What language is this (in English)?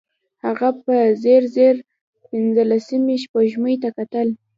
Pashto